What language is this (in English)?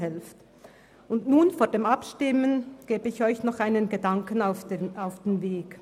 Swiss German